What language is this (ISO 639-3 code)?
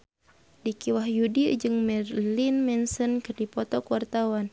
sun